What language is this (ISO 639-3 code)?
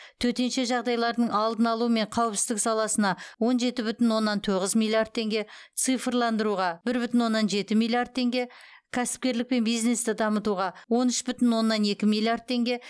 kaz